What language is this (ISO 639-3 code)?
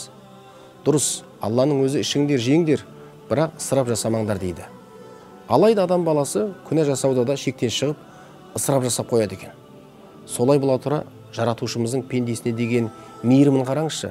tur